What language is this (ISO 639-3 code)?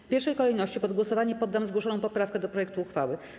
pol